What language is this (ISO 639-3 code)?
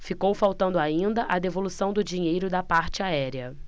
por